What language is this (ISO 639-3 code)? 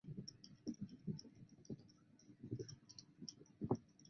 zho